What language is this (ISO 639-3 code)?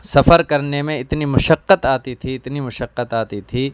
urd